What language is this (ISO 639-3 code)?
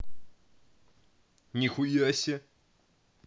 rus